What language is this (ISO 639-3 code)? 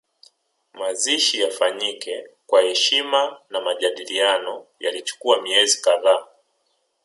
swa